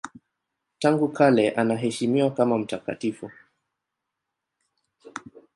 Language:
Swahili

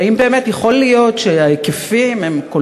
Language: Hebrew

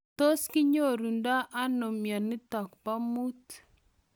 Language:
Kalenjin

